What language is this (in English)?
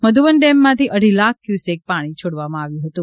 Gujarati